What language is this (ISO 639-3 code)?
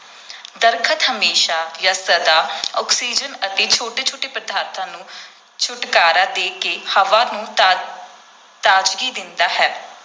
pan